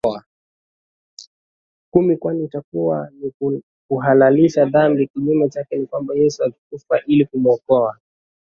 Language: Swahili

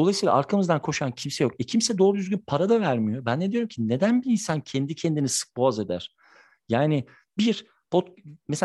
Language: Turkish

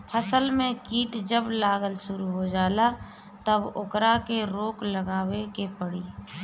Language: Bhojpuri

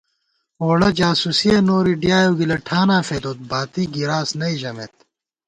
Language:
Gawar-Bati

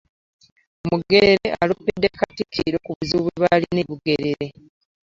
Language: Ganda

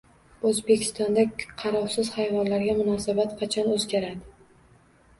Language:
Uzbek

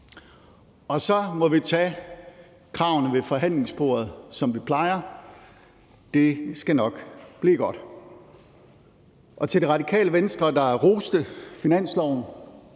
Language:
Danish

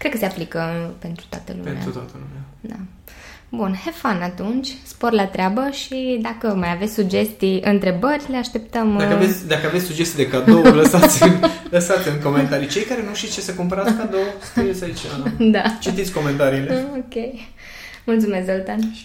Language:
Romanian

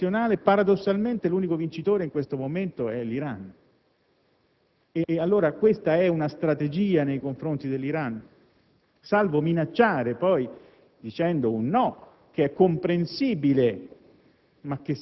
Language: Italian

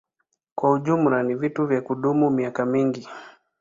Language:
Swahili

